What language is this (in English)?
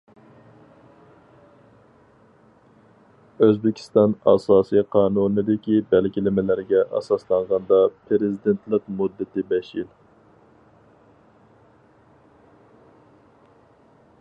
Uyghur